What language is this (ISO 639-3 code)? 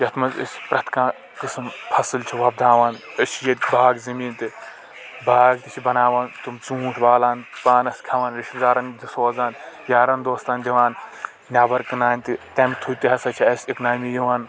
kas